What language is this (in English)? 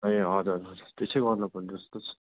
Nepali